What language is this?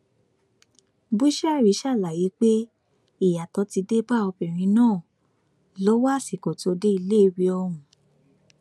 Yoruba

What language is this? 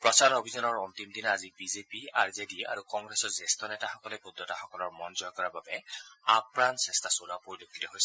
Assamese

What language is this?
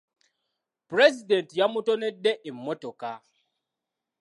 Ganda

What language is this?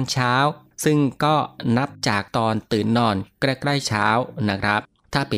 Thai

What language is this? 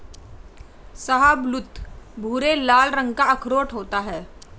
Hindi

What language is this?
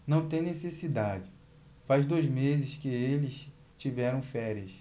Portuguese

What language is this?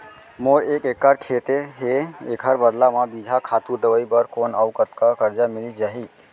Chhattisgarhi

